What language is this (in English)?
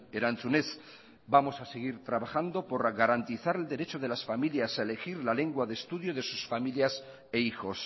Spanish